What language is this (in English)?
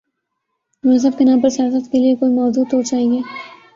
Urdu